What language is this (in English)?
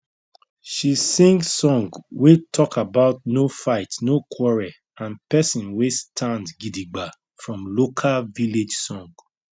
Nigerian Pidgin